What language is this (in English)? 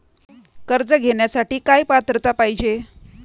Marathi